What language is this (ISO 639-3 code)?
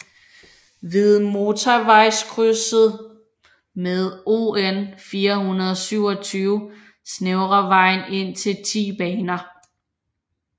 dan